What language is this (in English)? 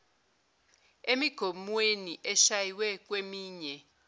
Zulu